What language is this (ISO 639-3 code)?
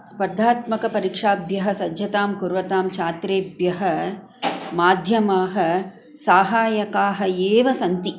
san